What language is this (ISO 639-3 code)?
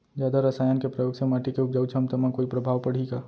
hne